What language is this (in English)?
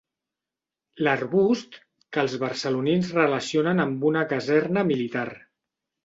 Catalan